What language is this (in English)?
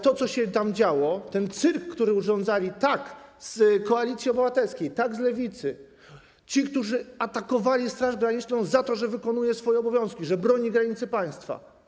Polish